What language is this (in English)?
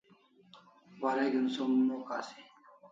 Kalasha